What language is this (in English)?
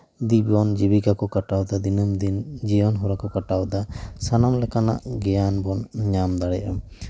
Santali